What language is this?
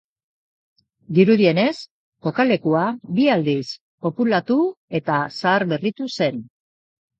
Basque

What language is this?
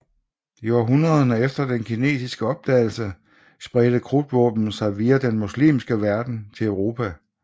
Danish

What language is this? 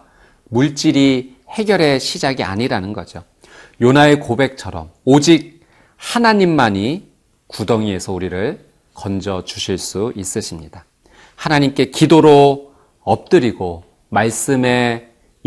Korean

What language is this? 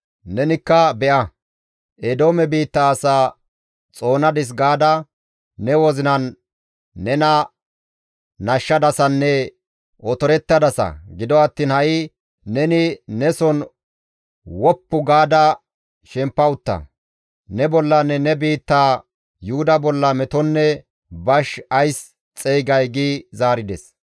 Gamo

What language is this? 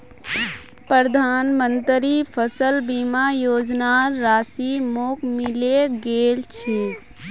Magahi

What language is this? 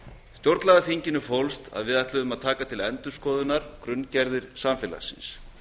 Icelandic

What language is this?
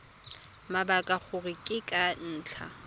Tswana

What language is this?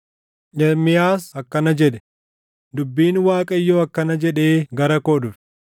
Oromo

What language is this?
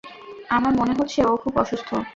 Bangla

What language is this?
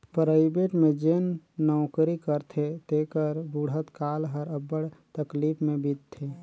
Chhattisgarhi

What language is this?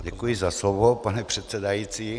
Czech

